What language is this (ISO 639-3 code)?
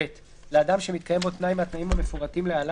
heb